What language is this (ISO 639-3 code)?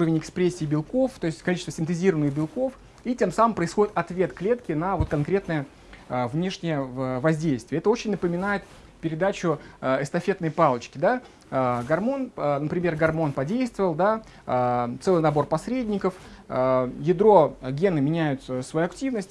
rus